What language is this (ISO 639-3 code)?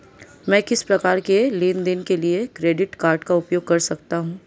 hin